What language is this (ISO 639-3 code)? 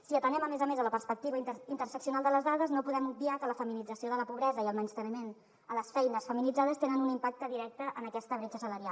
cat